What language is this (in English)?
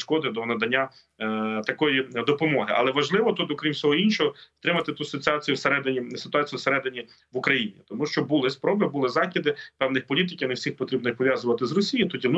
Ukrainian